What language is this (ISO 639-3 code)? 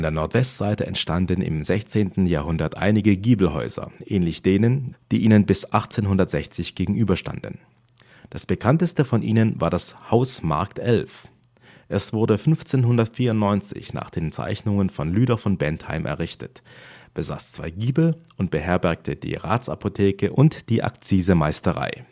deu